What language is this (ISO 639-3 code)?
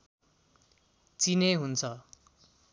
nep